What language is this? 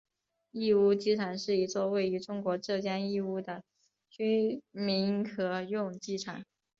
Chinese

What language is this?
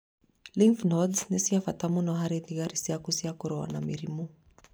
Kikuyu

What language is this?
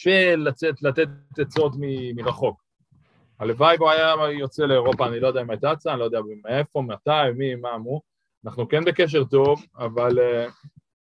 Hebrew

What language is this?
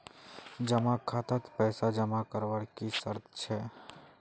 Magahi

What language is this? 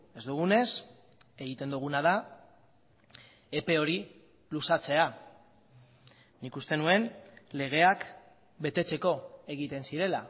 Basque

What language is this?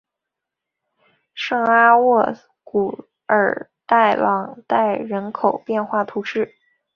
Chinese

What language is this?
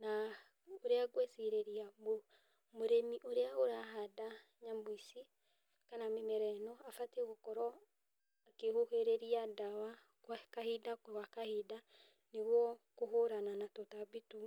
Kikuyu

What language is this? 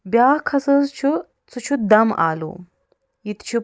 Kashmiri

